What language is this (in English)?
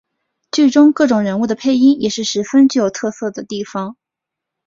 Chinese